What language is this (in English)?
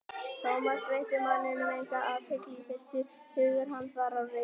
Icelandic